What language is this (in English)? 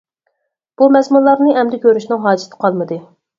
Uyghur